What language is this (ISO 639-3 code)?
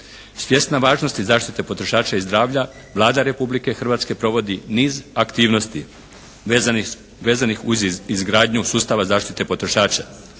hrv